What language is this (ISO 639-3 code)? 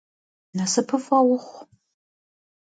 kbd